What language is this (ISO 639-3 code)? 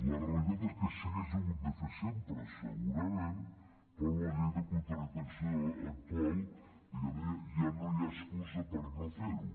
cat